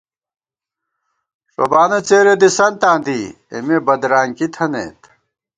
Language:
Gawar-Bati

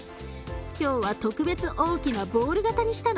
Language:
Japanese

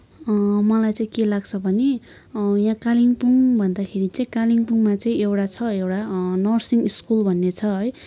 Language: Nepali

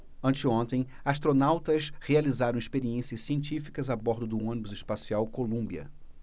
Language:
Portuguese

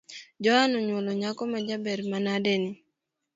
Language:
Luo (Kenya and Tanzania)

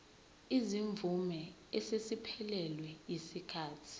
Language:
Zulu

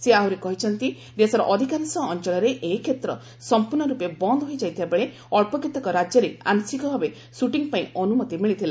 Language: Odia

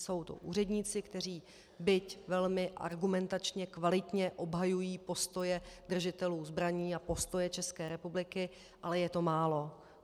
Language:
Czech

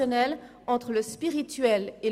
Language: Swiss German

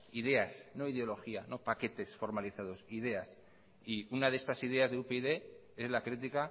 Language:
Spanish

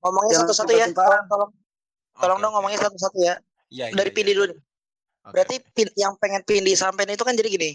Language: Indonesian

